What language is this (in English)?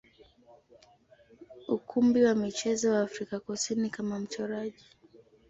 Swahili